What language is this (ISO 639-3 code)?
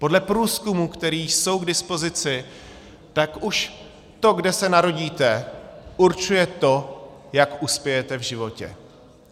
ces